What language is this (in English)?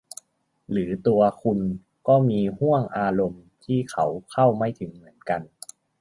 Thai